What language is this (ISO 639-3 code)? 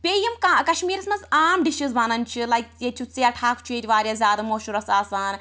kas